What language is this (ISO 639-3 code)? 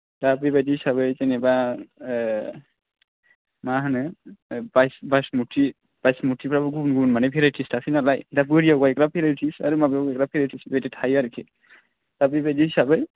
brx